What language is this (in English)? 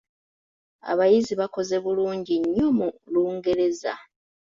Ganda